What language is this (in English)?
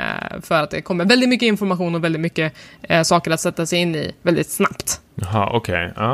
Swedish